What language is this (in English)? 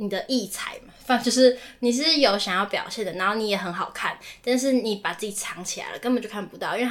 Chinese